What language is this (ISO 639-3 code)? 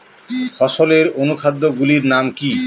ben